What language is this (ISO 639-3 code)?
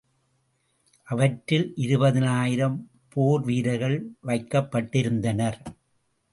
tam